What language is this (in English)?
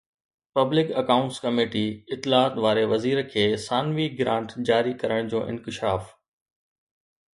Sindhi